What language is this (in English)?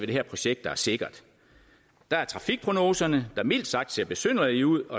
Danish